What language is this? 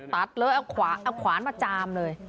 Thai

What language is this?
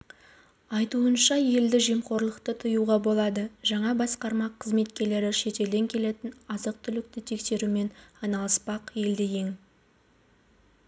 Kazakh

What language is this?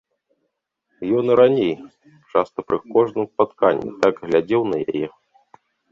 Belarusian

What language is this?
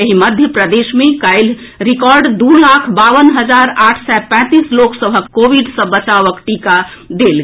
Maithili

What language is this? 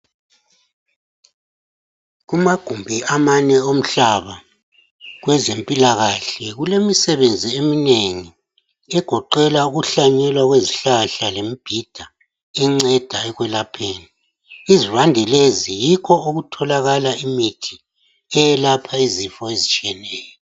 North Ndebele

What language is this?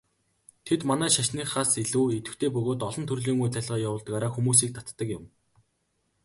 Mongolian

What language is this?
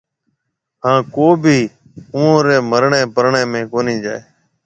Marwari (Pakistan)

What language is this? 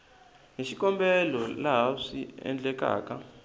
Tsonga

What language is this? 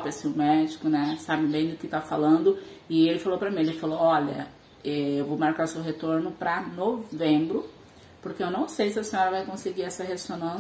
Portuguese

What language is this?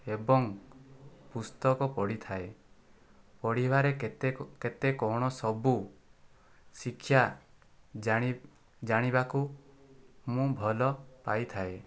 Odia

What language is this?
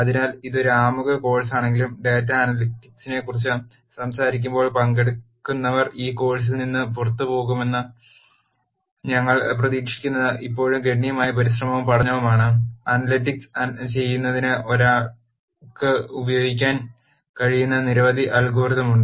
Malayalam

